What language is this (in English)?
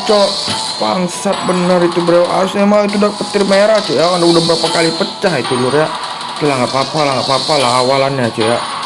Indonesian